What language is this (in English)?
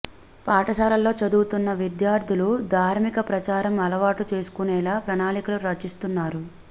Telugu